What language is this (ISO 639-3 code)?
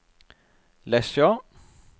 nor